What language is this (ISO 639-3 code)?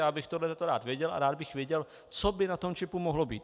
ces